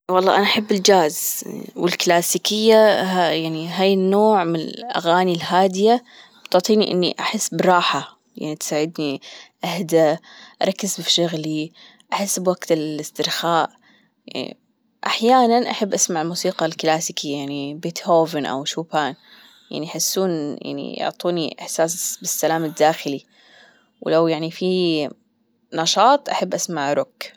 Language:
Gulf Arabic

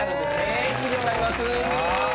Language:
Japanese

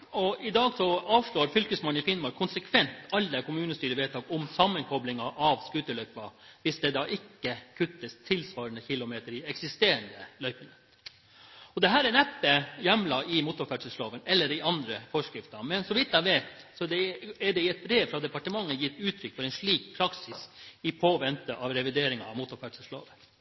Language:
Norwegian Bokmål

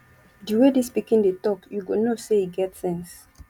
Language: Nigerian Pidgin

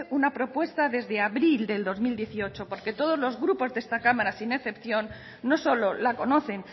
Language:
Spanish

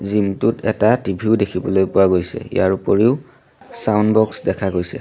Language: Assamese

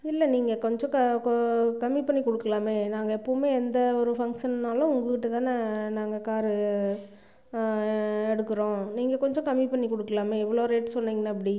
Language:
Tamil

